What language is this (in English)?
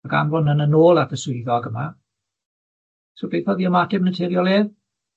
Welsh